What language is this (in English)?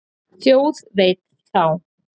Icelandic